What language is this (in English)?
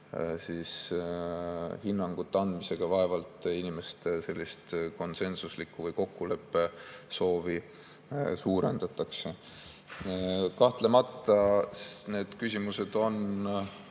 Estonian